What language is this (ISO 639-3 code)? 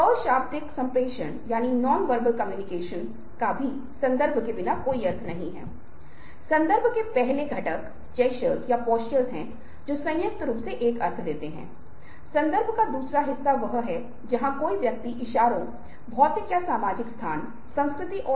hin